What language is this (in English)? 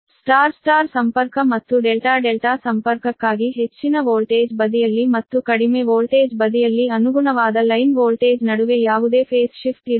Kannada